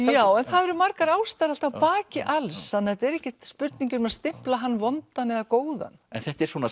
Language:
Icelandic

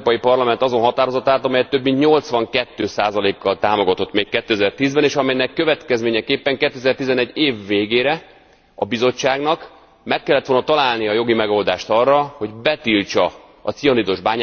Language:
Hungarian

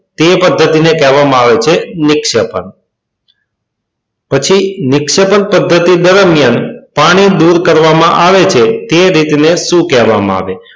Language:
Gujarati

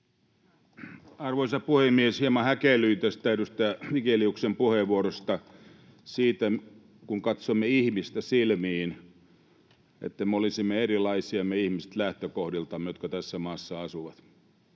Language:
Finnish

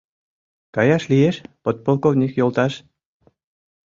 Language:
Mari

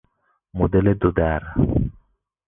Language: Persian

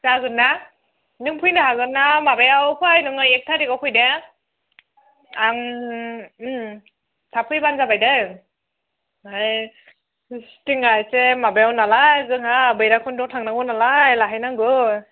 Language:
Bodo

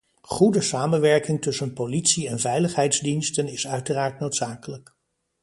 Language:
Dutch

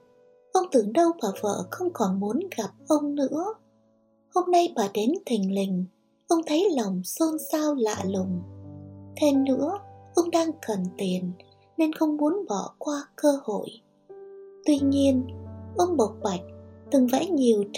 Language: Vietnamese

